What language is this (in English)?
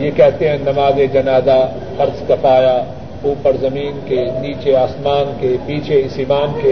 Urdu